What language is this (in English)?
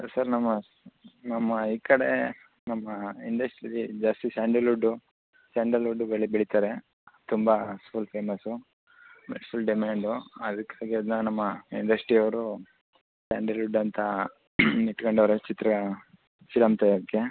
Kannada